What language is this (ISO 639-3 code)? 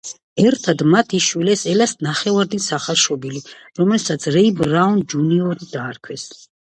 kat